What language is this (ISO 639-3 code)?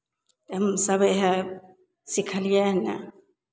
mai